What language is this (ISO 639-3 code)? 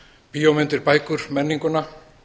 isl